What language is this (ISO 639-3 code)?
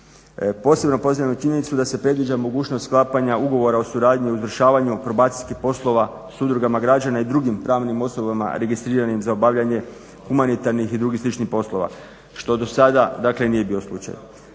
hrv